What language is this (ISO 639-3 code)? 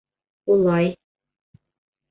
bak